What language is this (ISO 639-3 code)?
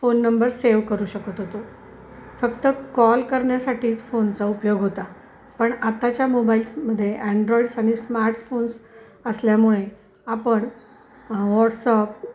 mar